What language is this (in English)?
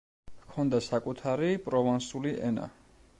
Georgian